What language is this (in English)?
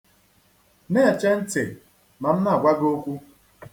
Igbo